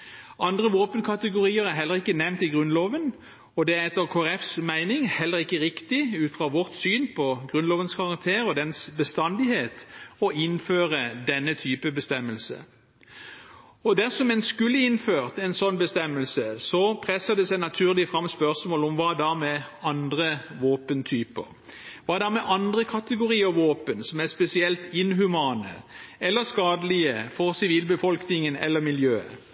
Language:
Norwegian Bokmål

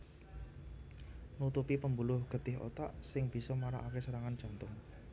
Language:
Javanese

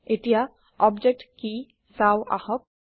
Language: Assamese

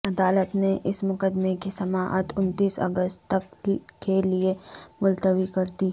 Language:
Urdu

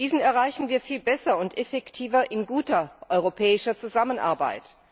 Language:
German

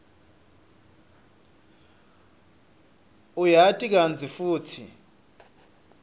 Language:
Swati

